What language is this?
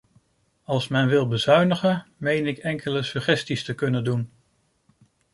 Dutch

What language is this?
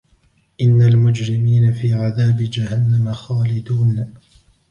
Arabic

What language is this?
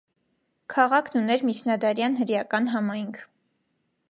Armenian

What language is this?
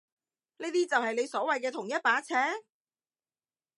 Cantonese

